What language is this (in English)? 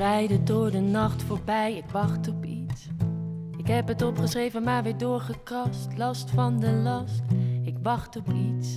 Dutch